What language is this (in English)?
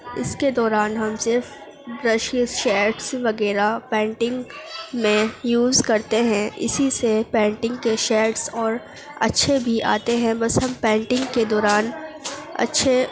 Urdu